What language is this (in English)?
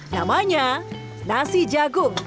Indonesian